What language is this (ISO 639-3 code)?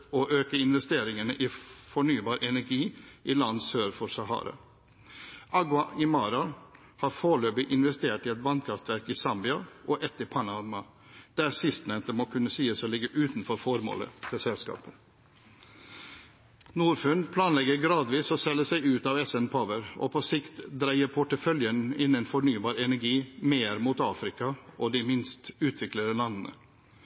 nob